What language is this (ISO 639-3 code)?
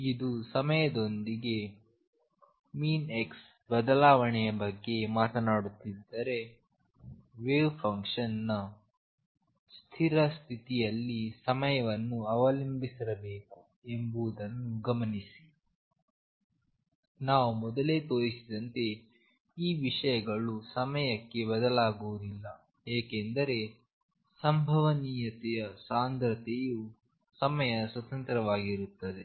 kan